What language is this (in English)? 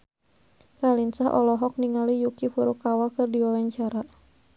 Sundanese